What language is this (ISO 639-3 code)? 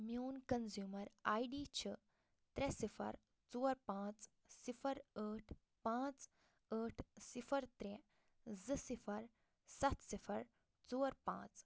kas